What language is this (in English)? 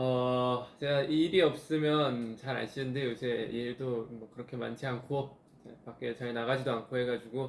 Korean